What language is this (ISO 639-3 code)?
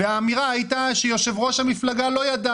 heb